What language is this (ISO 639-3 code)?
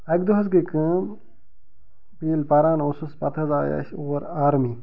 kas